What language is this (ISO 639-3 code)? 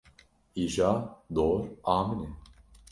kur